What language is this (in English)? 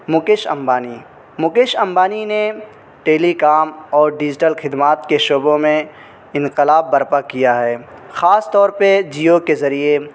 Urdu